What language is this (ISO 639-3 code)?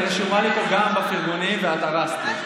heb